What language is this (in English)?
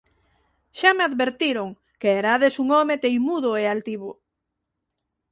Galician